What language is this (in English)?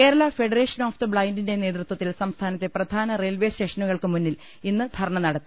Malayalam